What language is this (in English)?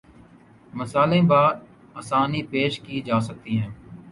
Urdu